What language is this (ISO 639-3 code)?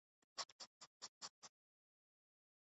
urd